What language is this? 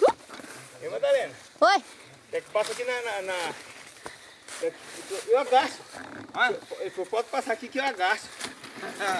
Portuguese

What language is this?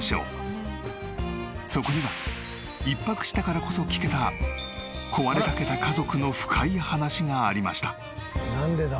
Japanese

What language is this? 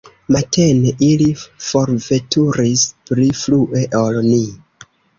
Esperanto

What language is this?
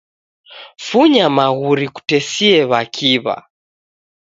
Taita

